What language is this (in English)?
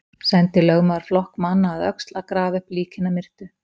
Icelandic